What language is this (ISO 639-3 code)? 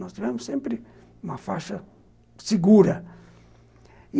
por